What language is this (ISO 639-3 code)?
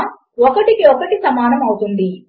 tel